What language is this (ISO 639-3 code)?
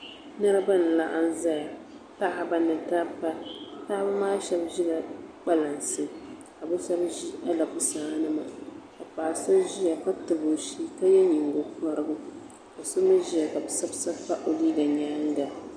dag